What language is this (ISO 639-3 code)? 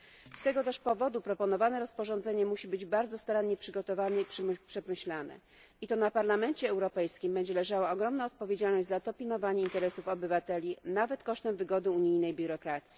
pol